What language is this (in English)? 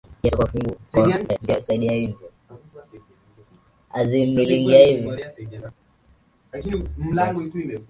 Swahili